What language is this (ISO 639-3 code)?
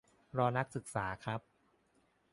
tha